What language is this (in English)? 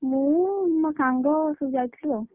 Odia